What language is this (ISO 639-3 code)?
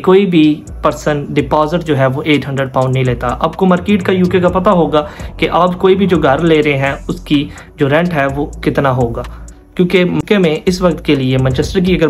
hin